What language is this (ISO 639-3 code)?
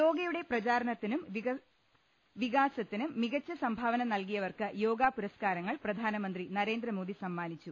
mal